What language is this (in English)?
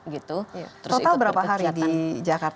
Indonesian